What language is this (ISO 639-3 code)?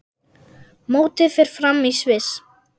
isl